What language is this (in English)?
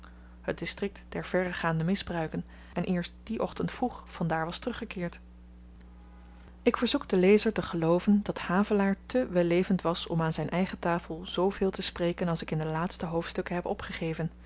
Dutch